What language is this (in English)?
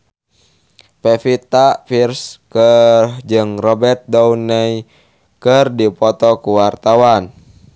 Sundanese